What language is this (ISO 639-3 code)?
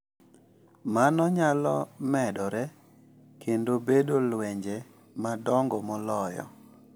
luo